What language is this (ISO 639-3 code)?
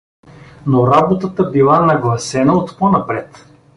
bul